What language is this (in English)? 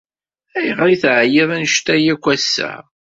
Kabyle